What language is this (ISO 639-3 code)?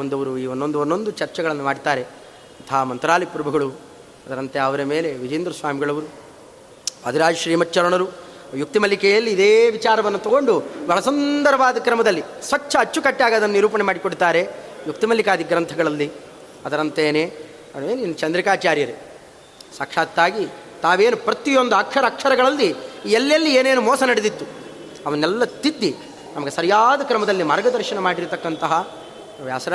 kan